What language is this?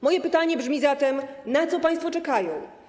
Polish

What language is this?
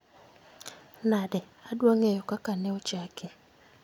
Luo (Kenya and Tanzania)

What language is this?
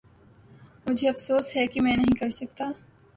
Urdu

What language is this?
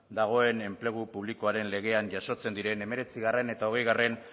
Basque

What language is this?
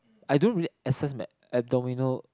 English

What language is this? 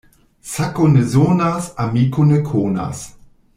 Esperanto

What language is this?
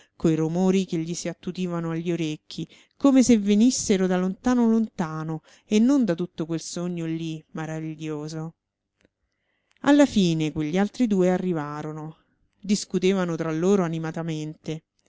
Italian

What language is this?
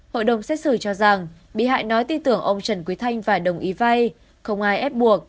Vietnamese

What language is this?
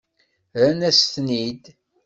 Kabyle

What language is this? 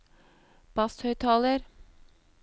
Norwegian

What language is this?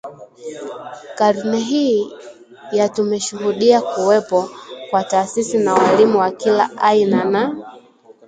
Swahili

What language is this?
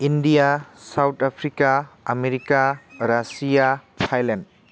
Bodo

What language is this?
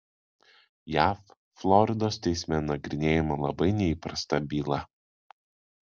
Lithuanian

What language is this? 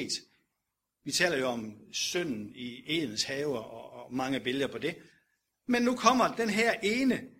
Danish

